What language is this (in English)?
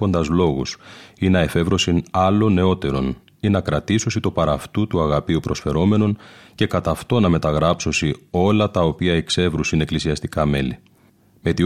Greek